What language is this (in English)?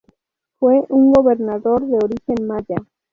Spanish